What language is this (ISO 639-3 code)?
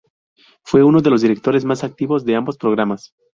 spa